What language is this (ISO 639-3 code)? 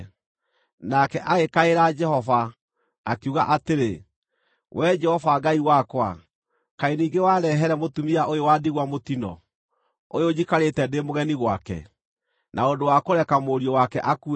kik